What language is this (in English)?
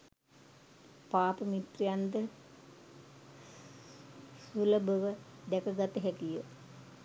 Sinhala